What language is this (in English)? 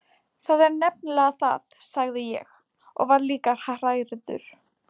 Icelandic